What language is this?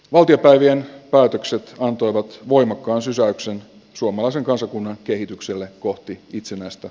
Finnish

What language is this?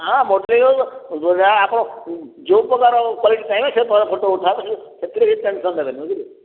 Odia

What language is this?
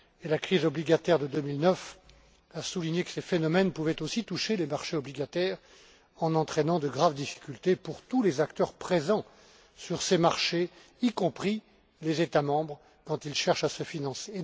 French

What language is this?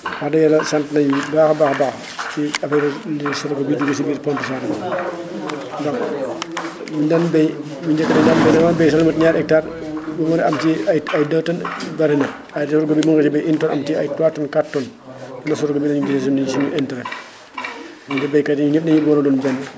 Wolof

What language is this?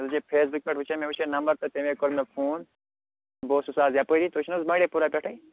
Kashmiri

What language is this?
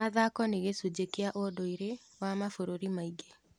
Kikuyu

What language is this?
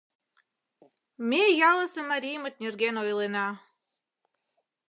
Mari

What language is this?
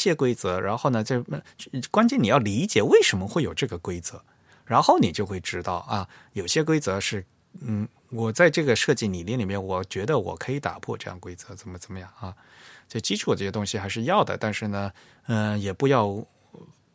Chinese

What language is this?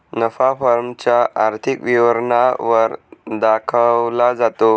Marathi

